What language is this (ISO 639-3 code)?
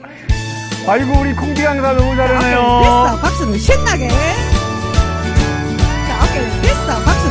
kor